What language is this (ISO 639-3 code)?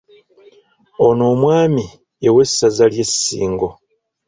lug